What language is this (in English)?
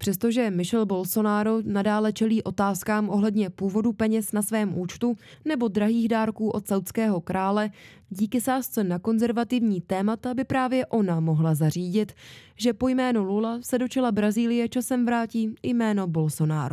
Czech